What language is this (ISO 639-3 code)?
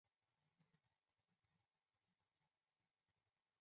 zho